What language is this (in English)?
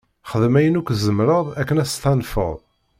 Kabyle